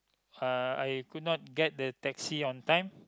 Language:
English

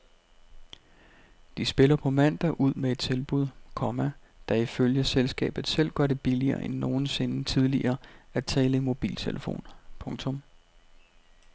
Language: Danish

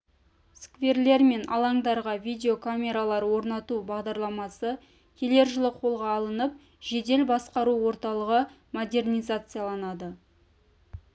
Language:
Kazakh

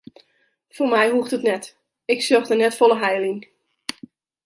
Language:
Western Frisian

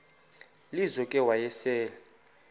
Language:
Xhosa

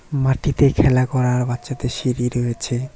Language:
Bangla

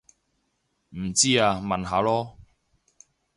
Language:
Cantonese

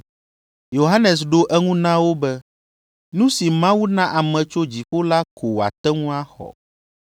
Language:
Ewe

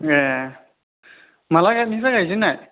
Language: Bodo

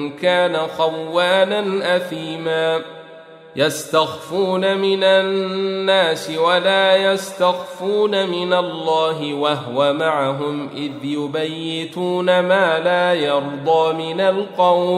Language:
Arabic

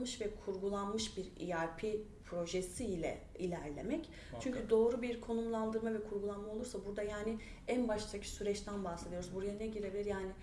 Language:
Turkish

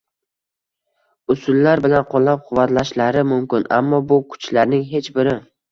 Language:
Uzbek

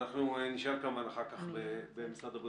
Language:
Hebrew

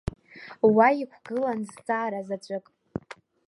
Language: Abkhazian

